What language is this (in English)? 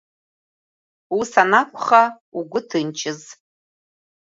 Abkhazian